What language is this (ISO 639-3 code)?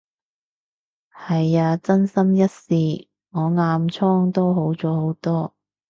yue